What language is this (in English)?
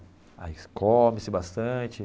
Portuguese